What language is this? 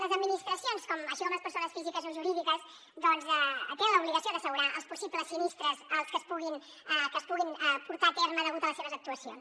Catalan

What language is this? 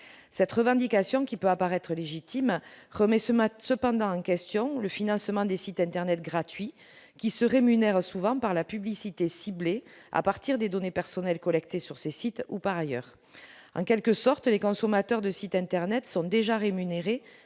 French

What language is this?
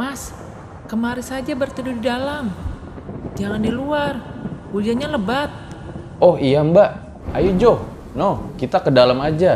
Indonesian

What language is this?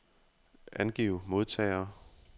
Danish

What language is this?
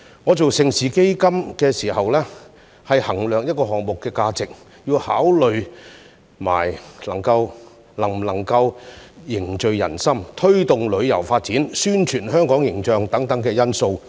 Cantonese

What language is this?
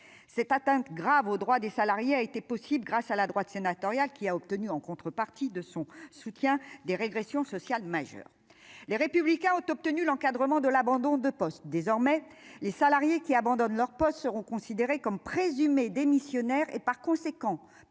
French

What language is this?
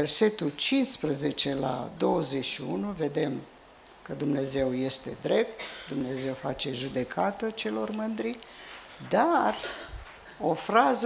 Romanian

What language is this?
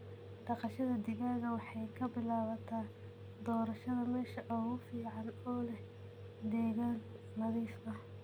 Somali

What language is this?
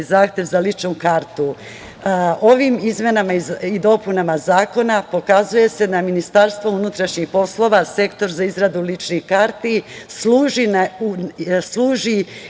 Serbian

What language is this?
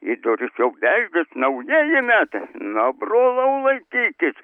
Lithuanian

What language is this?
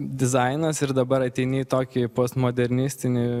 Lithuanian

